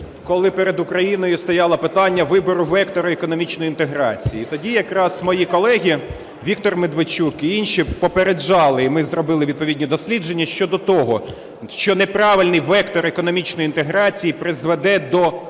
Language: Ukrainian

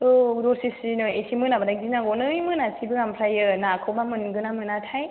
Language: Bodo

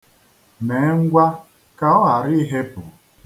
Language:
Igbo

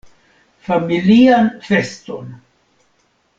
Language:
Esperanto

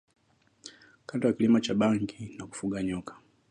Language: Swahili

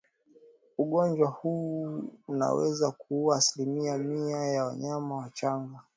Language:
Swahili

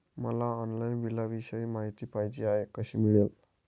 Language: Marathi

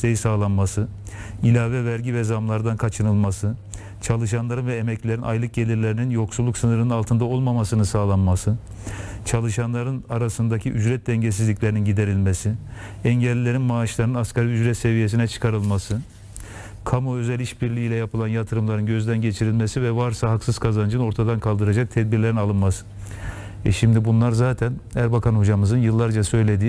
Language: Turkish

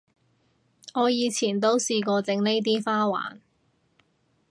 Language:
Cantonese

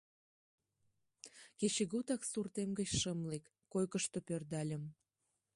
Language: Mari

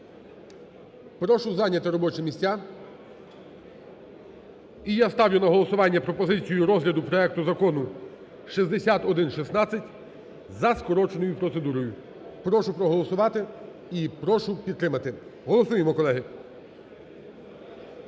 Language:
Ukrainian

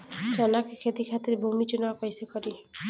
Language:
Bhojpuri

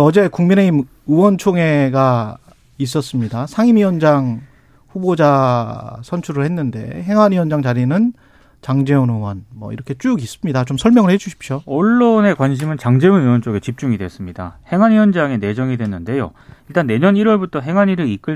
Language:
Korean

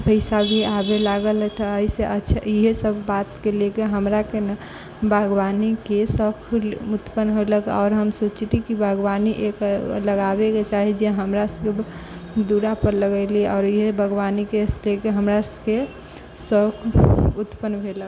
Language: Maithili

